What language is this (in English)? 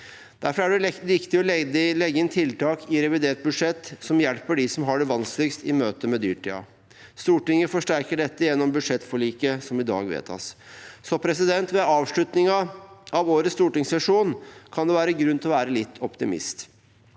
Norwegian